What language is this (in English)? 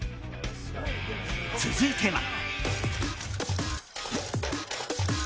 Japanese